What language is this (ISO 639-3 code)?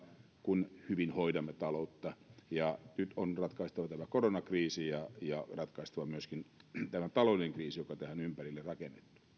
fin